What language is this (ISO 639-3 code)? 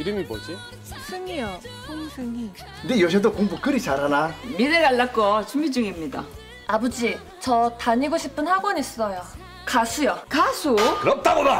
kor